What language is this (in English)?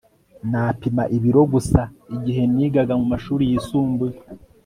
Kinyarwanda